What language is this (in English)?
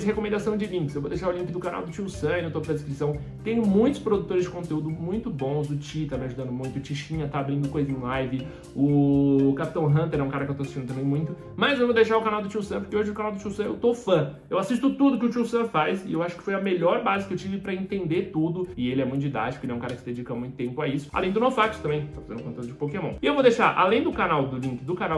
Portuguese